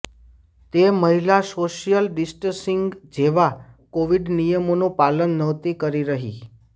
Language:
Gujarati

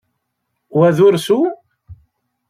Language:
Kabyle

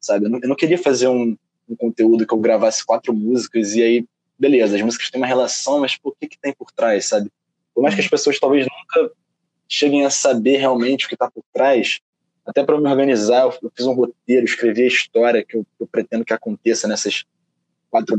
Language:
Portuguese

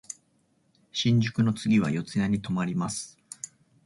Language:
Japanese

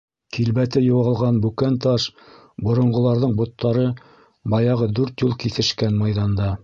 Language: Bashkir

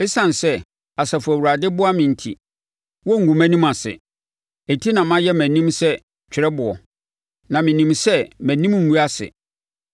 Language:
Akan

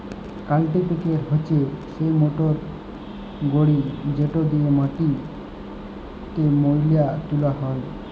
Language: Bangla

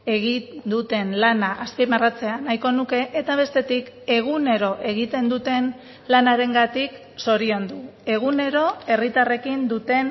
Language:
Basque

